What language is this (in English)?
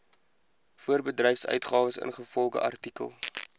Afrikaans